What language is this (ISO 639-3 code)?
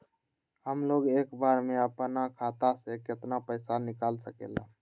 mag